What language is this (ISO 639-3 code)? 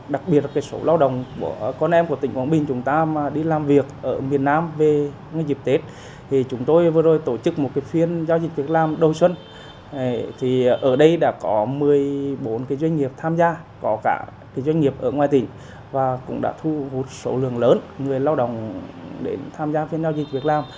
vie